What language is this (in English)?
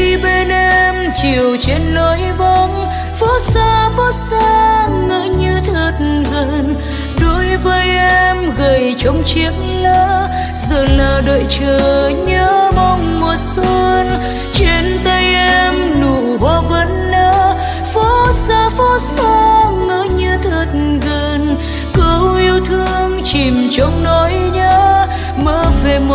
Vietnamese